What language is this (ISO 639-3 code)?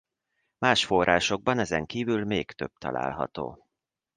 hun